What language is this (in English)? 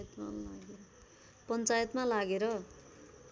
Nepali